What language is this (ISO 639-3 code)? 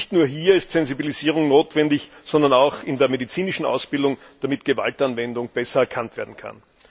deu